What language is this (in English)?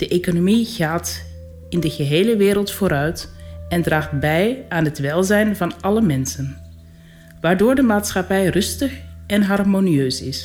Dutch